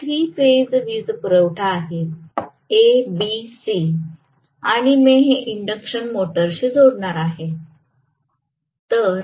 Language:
Marathi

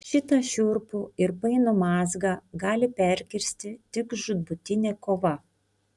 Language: Lithuanian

